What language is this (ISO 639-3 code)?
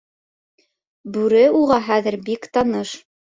bak